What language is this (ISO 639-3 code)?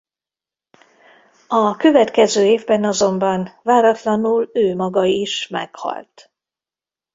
hun